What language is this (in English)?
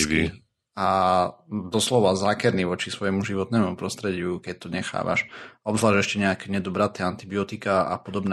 Slovak